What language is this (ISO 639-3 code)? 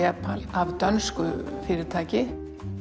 isl